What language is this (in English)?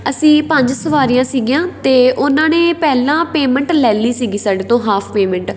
Punjabi